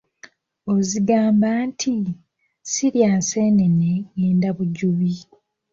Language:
Ganda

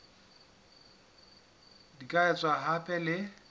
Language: Southern Sotho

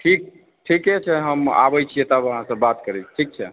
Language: Maithili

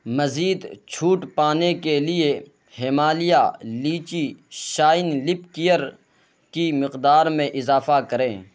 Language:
Urdu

